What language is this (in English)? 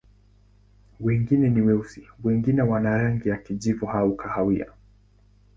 Swahili